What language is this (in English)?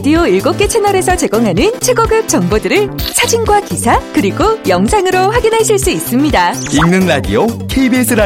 Korean